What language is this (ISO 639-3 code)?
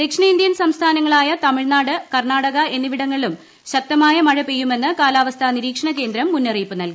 mal